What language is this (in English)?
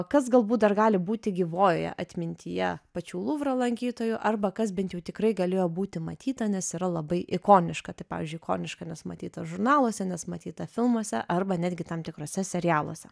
Lithuanian